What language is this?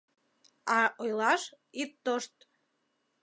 Mari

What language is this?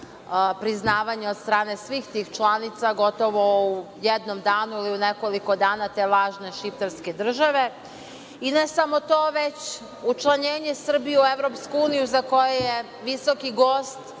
Serbian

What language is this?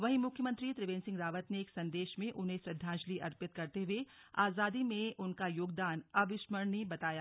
Hindi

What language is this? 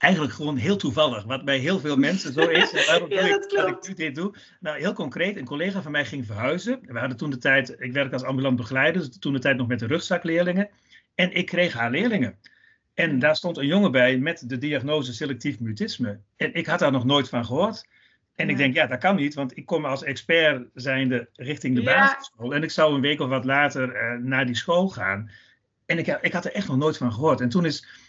Dutch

